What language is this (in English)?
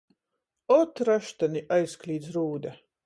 Latgalian